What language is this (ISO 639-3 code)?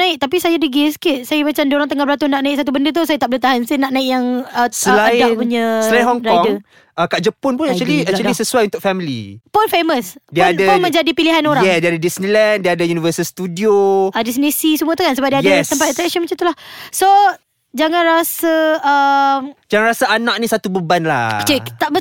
msa